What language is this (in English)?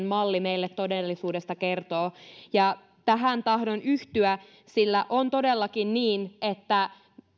Finnish